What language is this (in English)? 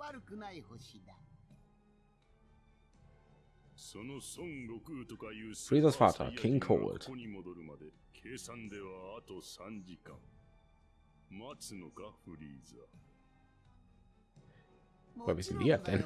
German